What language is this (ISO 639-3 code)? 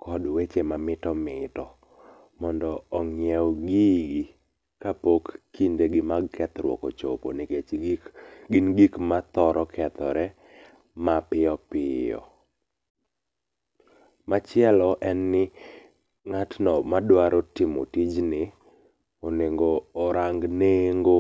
luo